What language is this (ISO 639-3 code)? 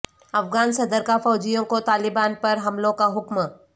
urd